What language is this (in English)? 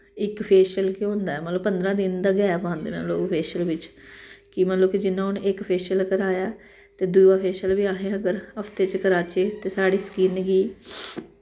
Dogri